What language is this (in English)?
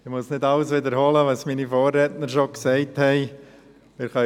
Swiss German